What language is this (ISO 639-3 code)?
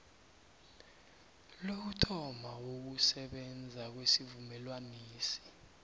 nbl